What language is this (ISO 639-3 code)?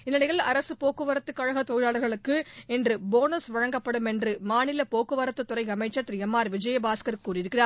tam